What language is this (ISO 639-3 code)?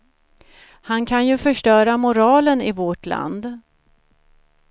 swe